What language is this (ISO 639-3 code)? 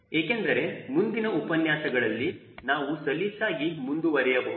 kan